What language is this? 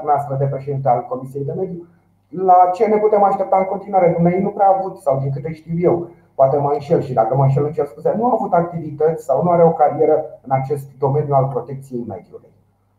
Romanian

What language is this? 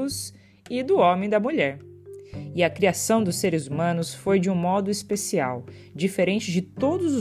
Portuguese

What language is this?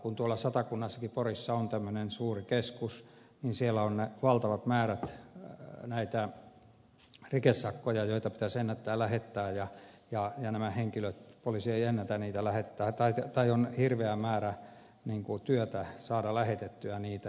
Finnish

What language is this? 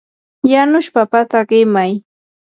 Yanahuanca Pasco Quechua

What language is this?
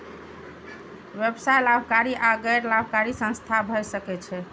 Maithili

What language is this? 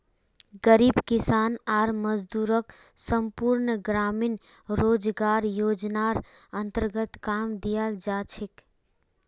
Magahi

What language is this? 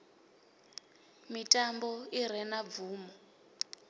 Venda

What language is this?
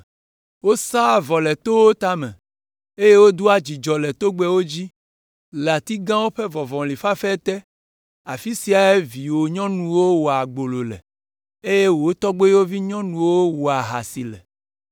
Ewe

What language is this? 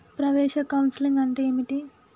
Telugu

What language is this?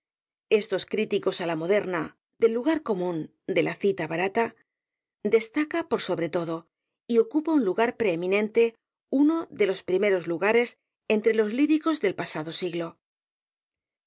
Spanish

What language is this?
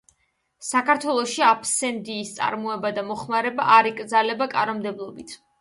Georgian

